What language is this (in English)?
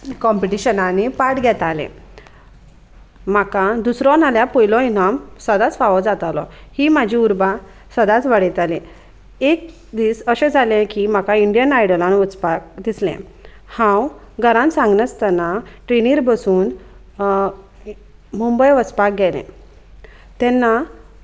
Konkani